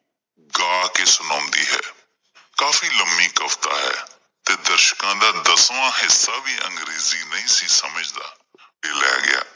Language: Punjabi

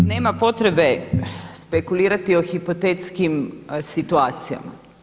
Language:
Croatian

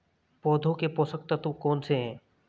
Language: Hindi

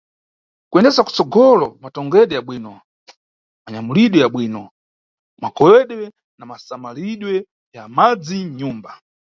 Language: Nyungwe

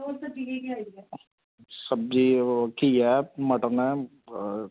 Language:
Dogri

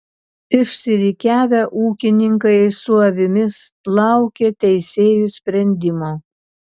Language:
Lithuanian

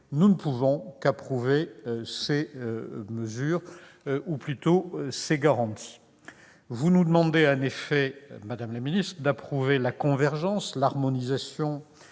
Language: French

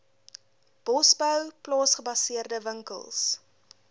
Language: Afrikaans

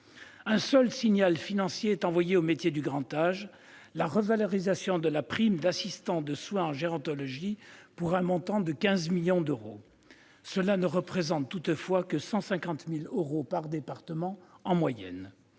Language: French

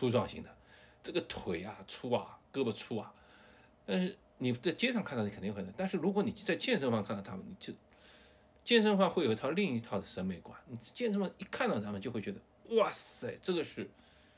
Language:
Chinese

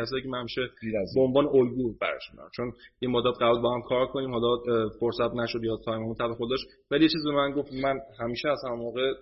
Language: Persian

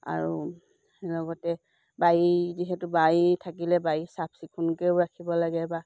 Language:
Assamese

